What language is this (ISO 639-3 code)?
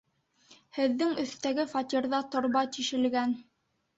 bak